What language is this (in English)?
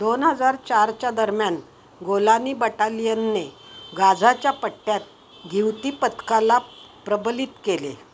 Marathi